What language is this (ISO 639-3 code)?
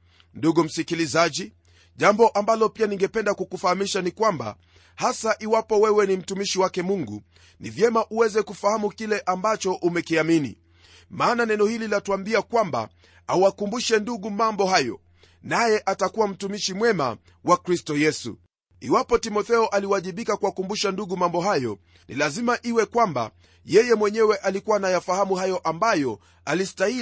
swa